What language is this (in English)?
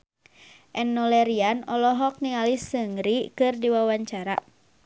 Sundanese